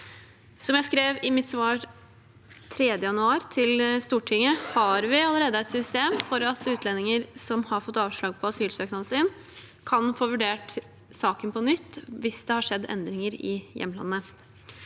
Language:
Norwegian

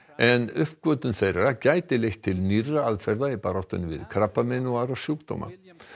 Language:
Icelandic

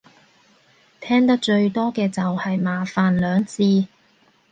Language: Cantonese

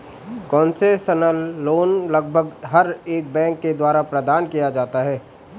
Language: Hindi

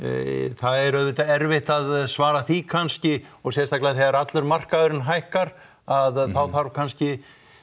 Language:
Icelandic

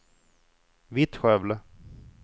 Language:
Swedish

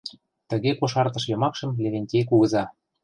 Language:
Mari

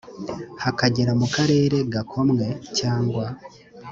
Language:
Kinyarwanda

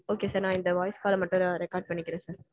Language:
Tamil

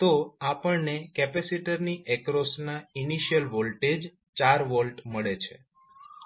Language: Gujarati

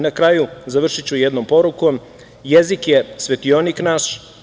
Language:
Serbian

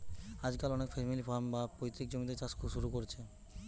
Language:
Bangla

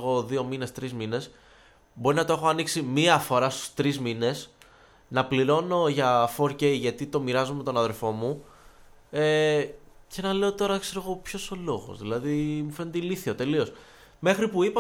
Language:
Greek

